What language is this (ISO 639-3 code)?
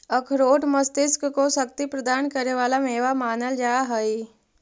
mag